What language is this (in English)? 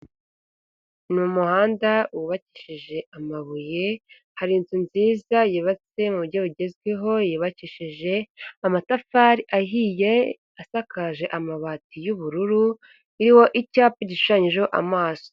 Kinyarwanda